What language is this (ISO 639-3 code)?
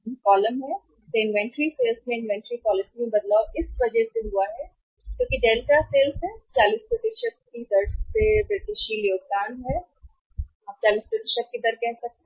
hin